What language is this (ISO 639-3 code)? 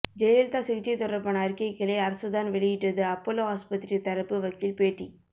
tam